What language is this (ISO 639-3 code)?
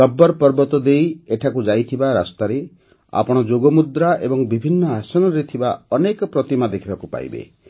ori